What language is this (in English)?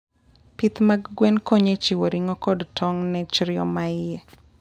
Luo (Kenya and Tanzania)